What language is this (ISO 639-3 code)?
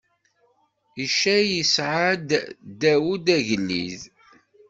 kab